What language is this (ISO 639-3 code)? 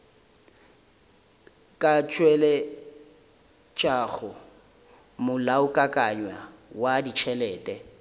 nso